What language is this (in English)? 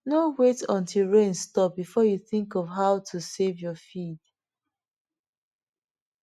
Nigerian Pidgin